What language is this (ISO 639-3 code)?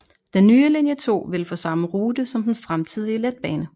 dan